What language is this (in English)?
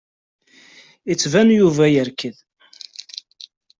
Kabyle